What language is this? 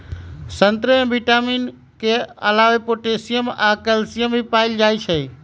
Magahi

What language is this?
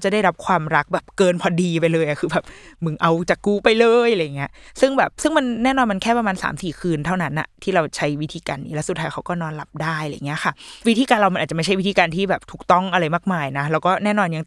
Thai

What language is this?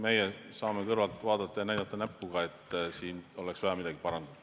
Estonian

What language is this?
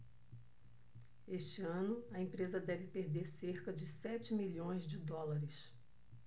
Portuguese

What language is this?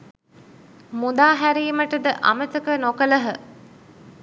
Sinhala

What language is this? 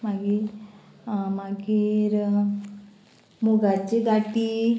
Konkani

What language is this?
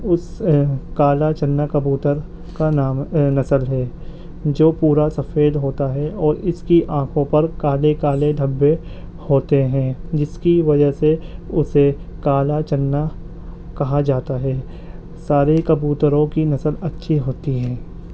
Urdu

